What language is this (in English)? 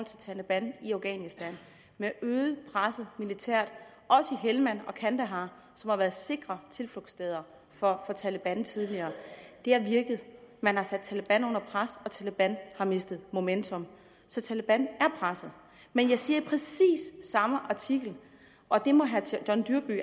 Danish